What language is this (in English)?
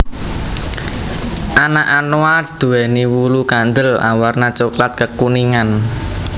Javanese